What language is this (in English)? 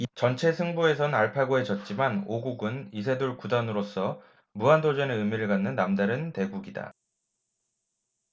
Korean